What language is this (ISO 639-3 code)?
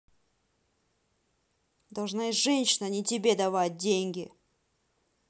rus